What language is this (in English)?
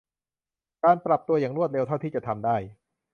Thai